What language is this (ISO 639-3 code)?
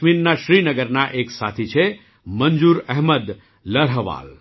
guj